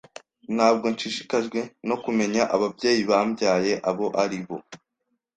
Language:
Kinyarwanda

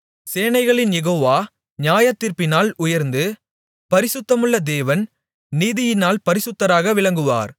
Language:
Tamil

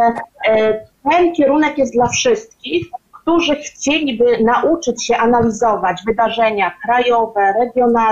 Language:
Polish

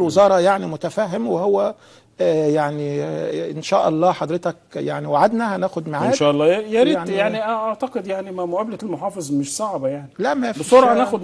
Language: Arabic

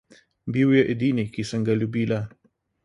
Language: Slovenian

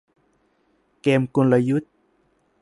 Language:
Thai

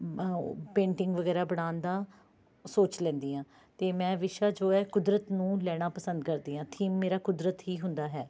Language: Punjabi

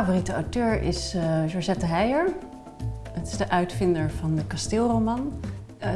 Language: Dutch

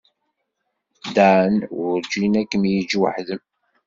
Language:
Kabyle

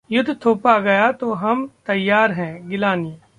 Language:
Hindi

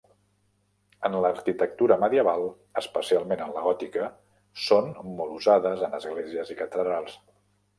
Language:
Catalan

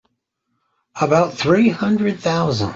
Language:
English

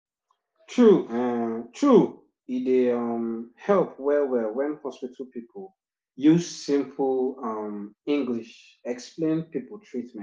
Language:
Nigerian Pidgin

